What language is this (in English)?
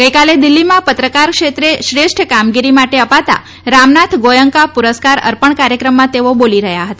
Gujarati